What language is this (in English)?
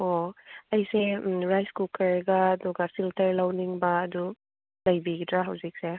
Manipuri